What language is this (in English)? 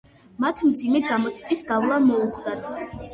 Georgian